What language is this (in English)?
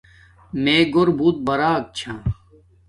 Domaaki